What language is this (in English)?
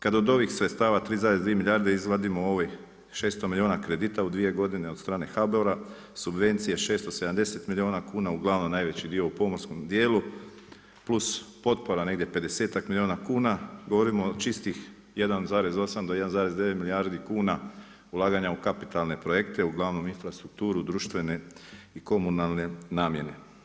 Croatian